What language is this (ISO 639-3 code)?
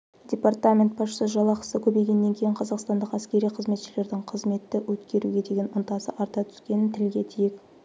kaz